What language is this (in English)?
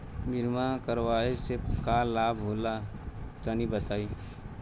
Bhojpuri